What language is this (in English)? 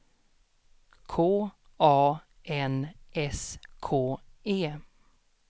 Swedish